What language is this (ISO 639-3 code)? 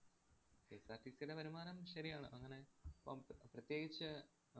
mal